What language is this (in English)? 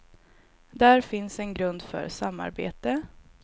Swedish